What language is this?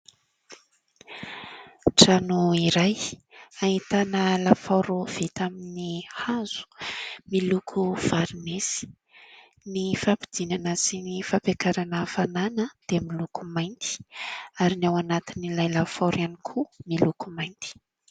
Malagasy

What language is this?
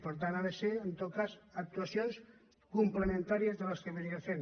Catalan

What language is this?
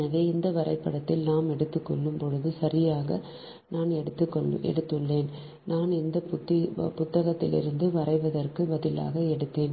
Tamil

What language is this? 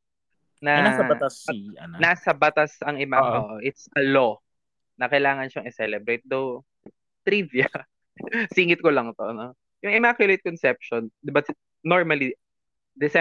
Filipino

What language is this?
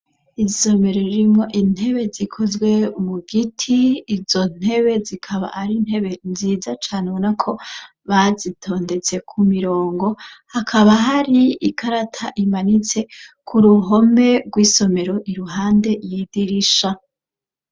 Rundi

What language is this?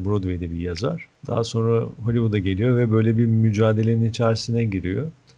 Turkish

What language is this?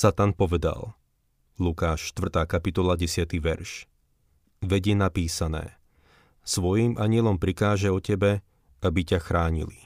Slovak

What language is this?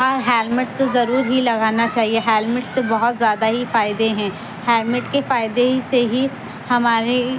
Urdu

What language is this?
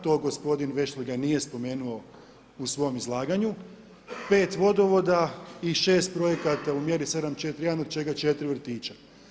Croatian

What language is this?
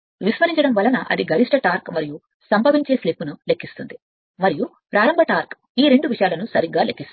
Telugu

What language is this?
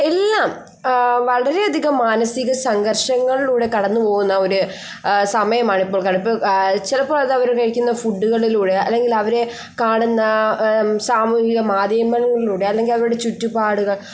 Malayalam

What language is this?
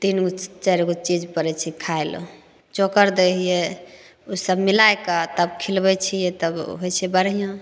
Maithili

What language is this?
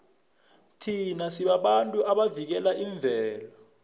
South Ndebele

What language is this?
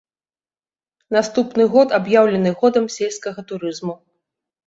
Belarusian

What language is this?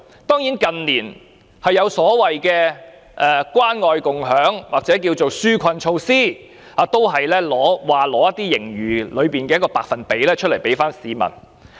Cantonese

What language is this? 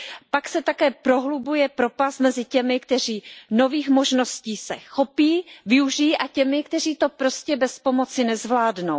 Czech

